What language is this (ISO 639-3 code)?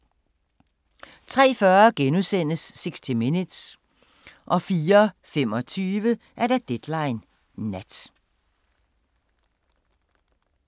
dan